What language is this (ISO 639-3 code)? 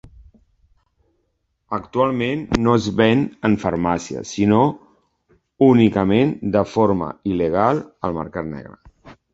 cat